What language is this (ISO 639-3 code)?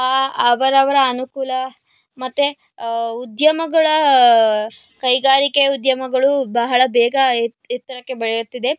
kan